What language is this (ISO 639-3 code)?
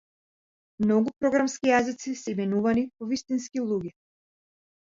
mkd